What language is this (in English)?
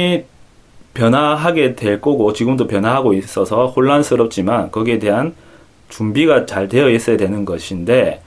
Korean